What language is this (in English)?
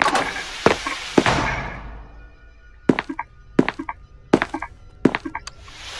English